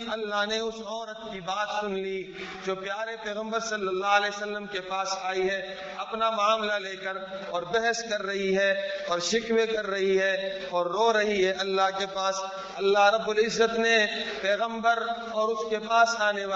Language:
Urdu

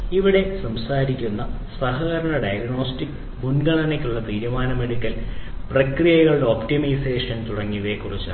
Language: Malayalam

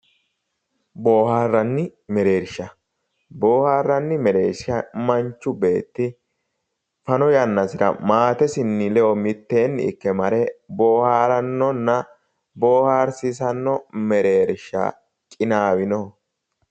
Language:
Sidamo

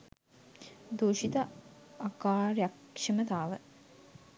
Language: Sinhala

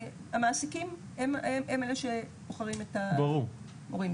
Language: Hebrew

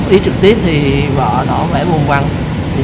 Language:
Vietnamese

